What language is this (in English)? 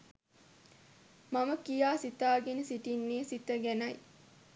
Sinhala